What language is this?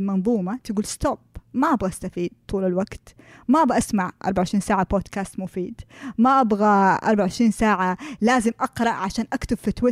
Arabic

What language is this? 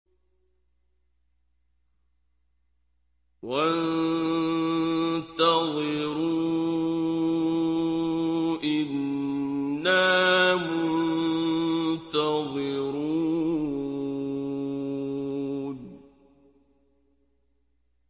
Arabic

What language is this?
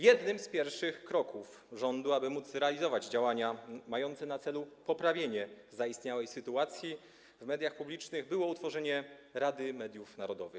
Polish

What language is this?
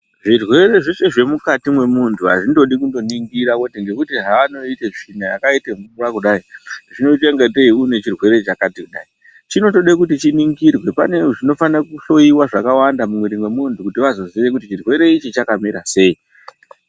Ndau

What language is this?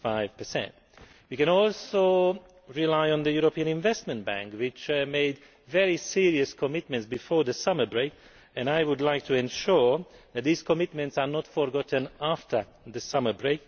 English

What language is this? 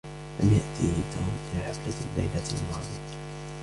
Arabic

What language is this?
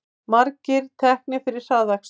Icelandic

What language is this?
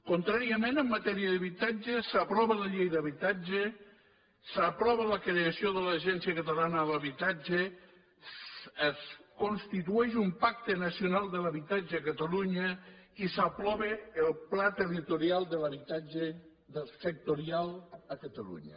Catalan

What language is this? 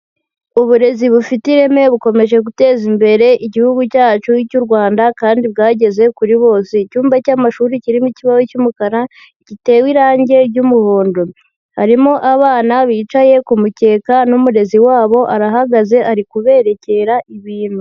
Kinyarwanda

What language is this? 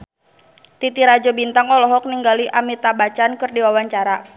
Sundanese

